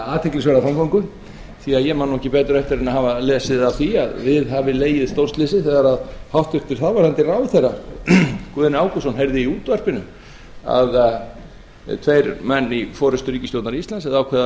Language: Icelandic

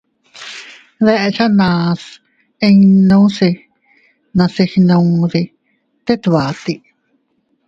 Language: Teutila Cuicatec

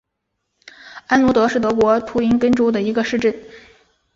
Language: Chinese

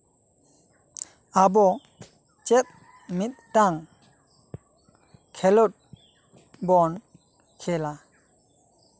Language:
Santali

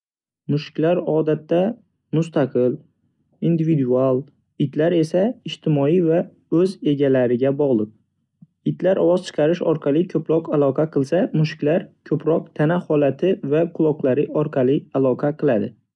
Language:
Uzbek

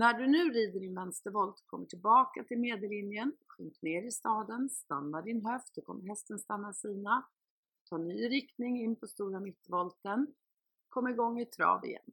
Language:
Swedish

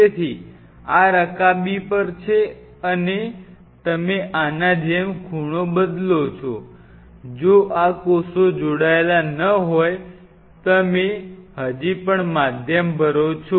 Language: Gujarati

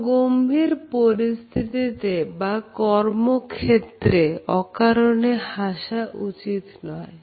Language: Bangla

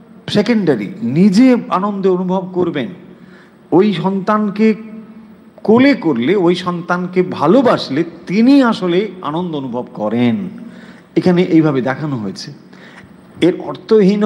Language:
Bangla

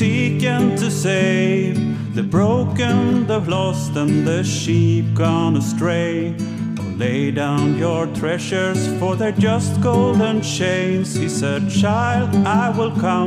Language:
Swedish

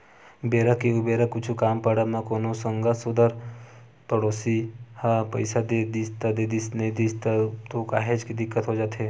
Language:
Chhattisgarhi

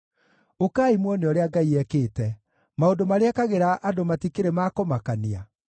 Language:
Kikuyu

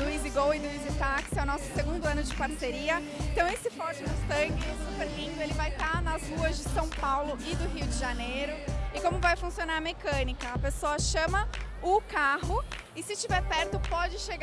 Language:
Portuguese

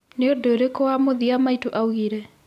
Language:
Kikuyu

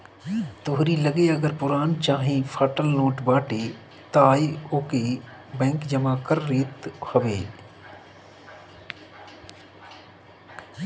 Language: Bhojpuri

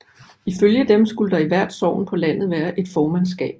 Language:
Danish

